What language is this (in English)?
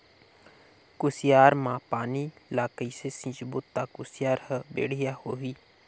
Chhattisgarhi